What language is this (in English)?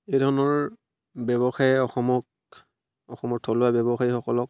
Assamese